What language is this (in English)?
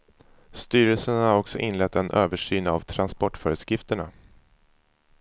Swedish